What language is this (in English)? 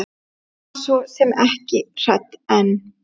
Icelandic